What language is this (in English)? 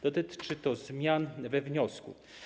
Polish